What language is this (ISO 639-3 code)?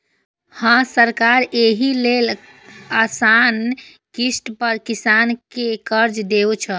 mai